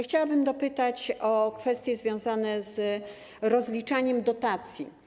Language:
Polish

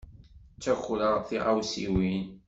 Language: Kabyle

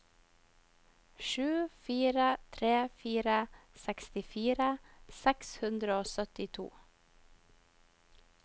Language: Norwegian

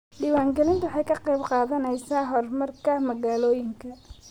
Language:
Somali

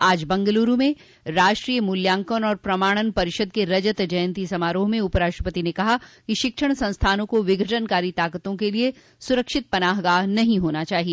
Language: Hindi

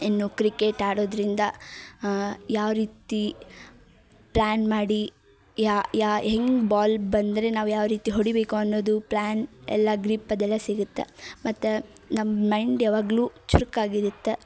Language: Kannada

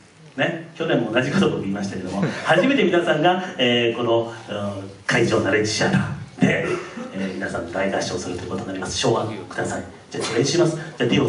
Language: Japanese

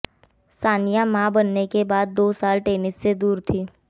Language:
Hindi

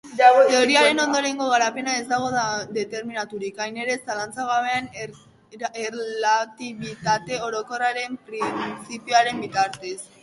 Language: Basque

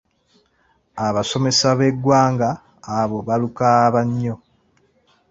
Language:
Ganda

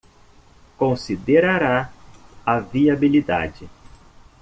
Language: Portuguese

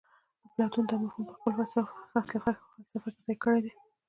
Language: Pashto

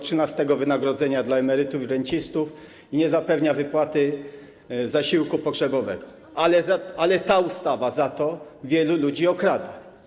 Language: Polish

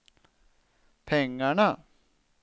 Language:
Swedish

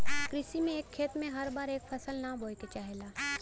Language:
Bhojpuri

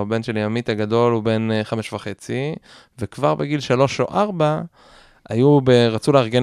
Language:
Hebrew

